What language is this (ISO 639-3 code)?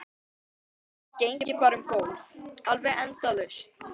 isl